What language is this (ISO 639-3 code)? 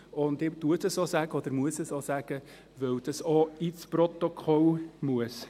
gsw